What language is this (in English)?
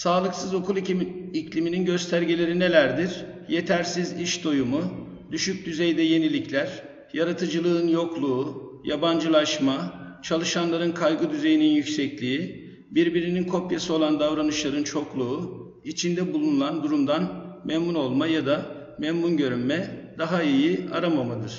Turkish